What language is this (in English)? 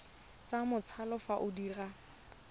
Tswana